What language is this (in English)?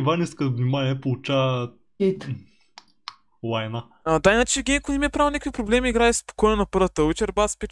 Bulgarian